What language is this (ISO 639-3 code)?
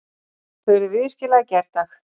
isl